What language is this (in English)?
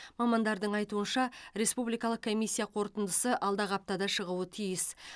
Kazakh